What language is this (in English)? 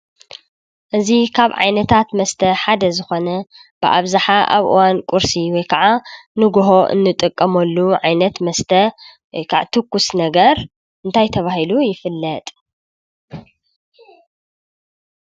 Tigrinya